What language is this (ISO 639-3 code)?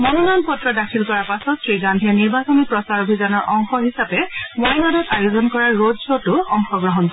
asm